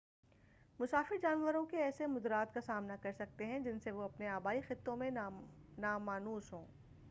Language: Urdu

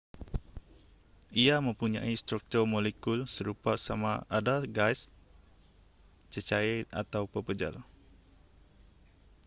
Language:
Malay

